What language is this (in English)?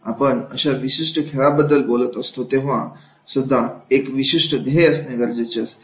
Marathi